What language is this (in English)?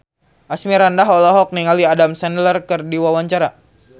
Sundanese